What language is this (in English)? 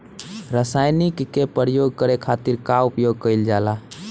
Bhojpuri